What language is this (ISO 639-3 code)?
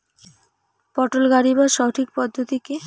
ben